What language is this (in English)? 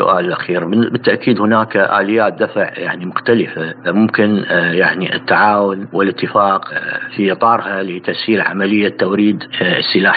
Arabic